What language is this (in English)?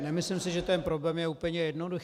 Czech